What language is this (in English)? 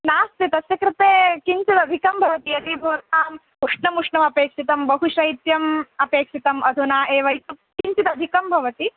Sanskrit